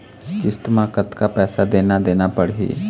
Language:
Chhattisgarhi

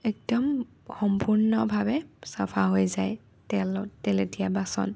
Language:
Assamese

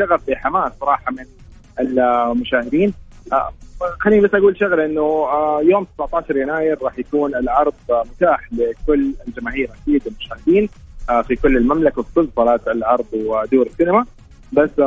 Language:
Arabic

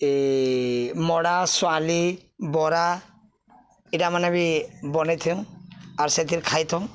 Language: Odia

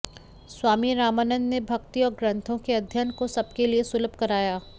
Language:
Hindi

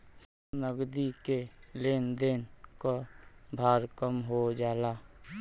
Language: Bhojpuri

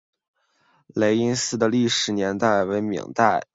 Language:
Chinese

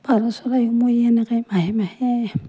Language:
Assamese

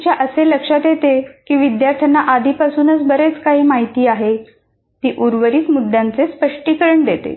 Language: Marathi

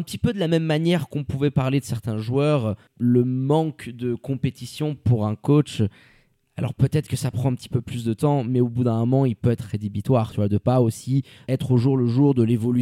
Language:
French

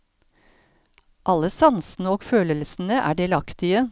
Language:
Norwegian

